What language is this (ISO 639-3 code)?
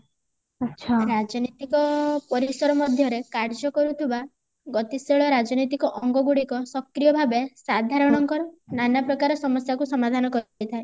ori